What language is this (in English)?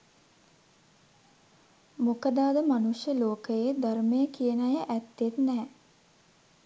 Sinhala